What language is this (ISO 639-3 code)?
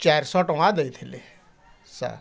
ori